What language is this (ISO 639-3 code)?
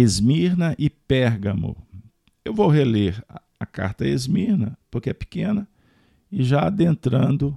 por